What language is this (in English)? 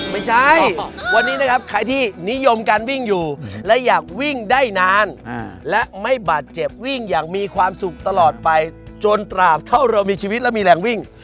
Thai